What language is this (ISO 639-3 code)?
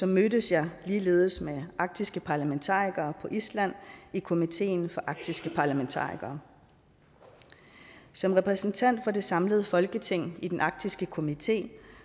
dan